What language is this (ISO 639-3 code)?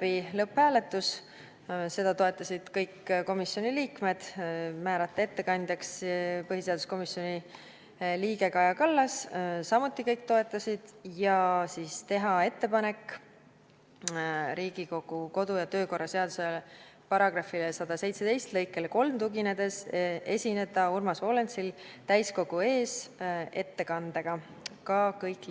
est